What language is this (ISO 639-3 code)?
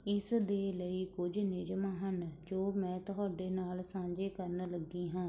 pan